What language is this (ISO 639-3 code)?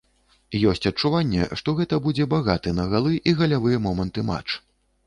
bel